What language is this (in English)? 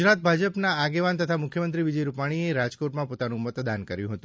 Gujarati